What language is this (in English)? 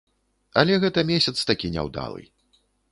Belarusian